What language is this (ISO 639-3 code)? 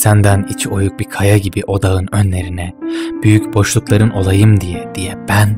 tur